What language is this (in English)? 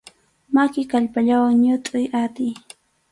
Arequipa-La Unión Quechua